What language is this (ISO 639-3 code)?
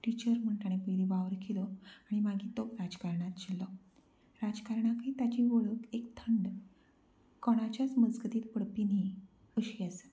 kok